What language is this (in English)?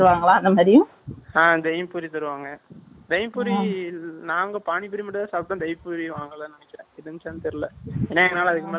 Tamil